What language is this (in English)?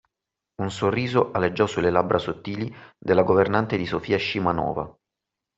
Italian